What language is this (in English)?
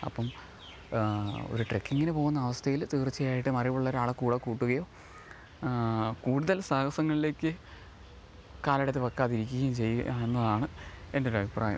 Malayalam